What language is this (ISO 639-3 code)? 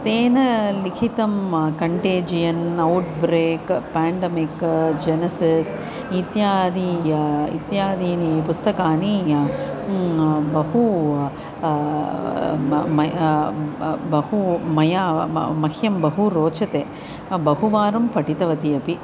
san